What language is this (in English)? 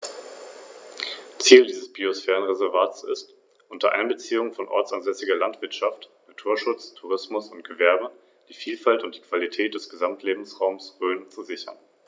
German